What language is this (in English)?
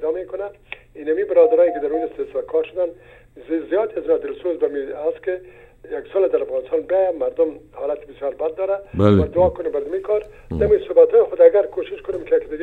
Persian